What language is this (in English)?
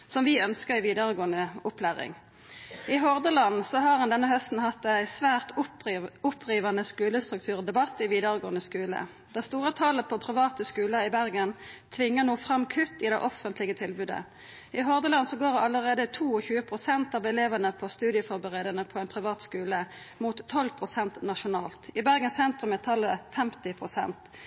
Norwegian Nynorsk